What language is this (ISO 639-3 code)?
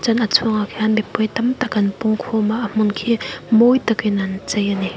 lus